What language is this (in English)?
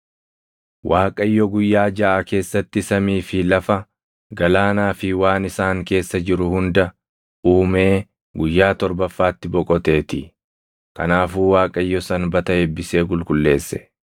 Oromo